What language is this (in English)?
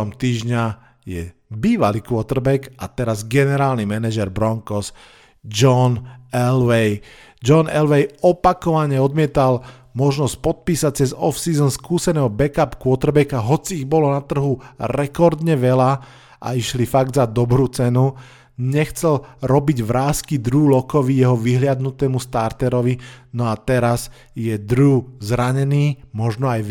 Slovak